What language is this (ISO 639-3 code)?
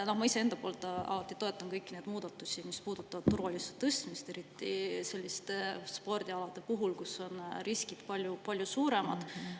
est